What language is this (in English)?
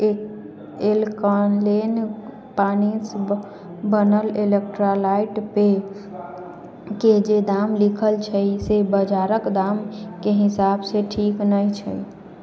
Maithili